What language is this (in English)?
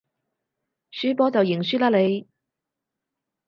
Cantonese